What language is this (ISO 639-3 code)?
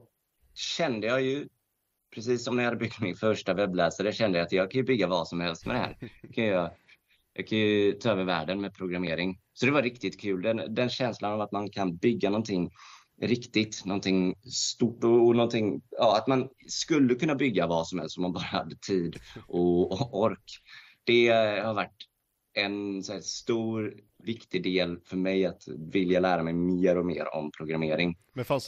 swe